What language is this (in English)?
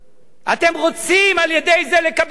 Hebrew